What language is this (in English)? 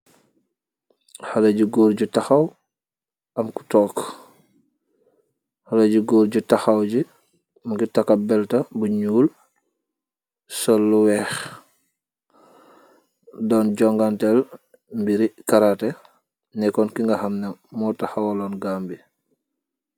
Wolof